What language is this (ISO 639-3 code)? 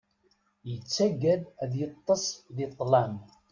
kab